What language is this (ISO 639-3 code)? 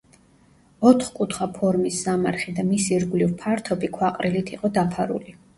kat